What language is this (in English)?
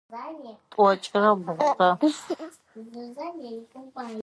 Adyghe